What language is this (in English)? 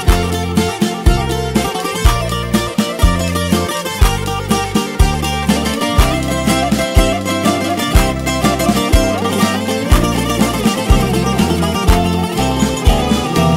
Romanian